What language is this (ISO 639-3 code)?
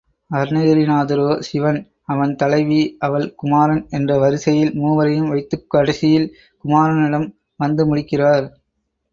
tam